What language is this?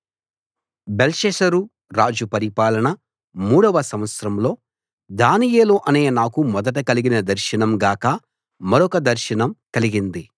Telugu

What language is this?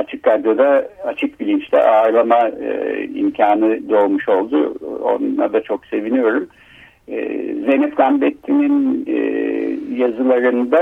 Turkish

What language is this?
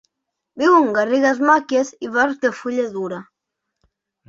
Catalan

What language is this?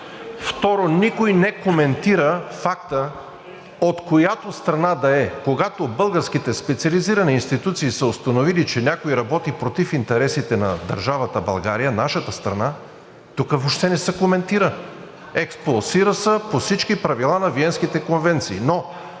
Bulgarian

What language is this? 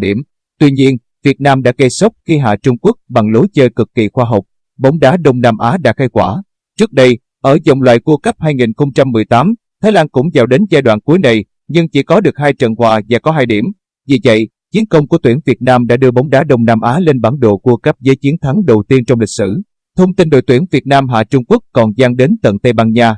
Vietnamese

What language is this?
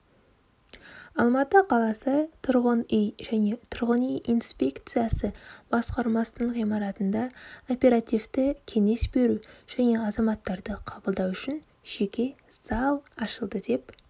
Kazakh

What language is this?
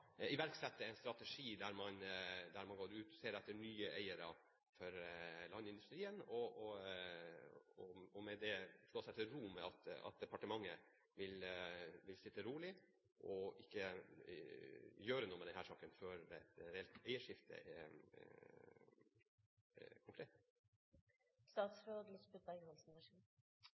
Norwegian Bokmål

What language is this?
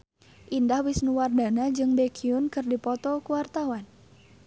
Sundanese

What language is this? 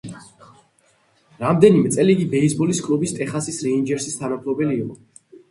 Georgian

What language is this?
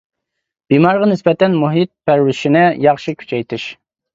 Uyghur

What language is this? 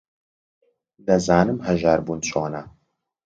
Central Kurdish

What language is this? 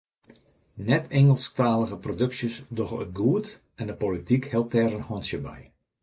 Western Frisian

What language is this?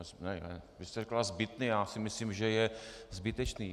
Czech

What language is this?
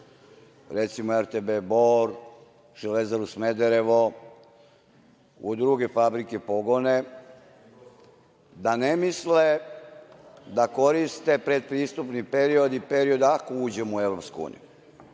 Serbian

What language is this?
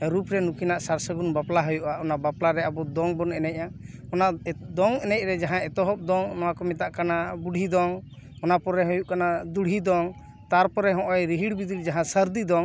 Santali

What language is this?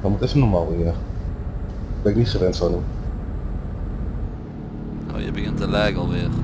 Dutch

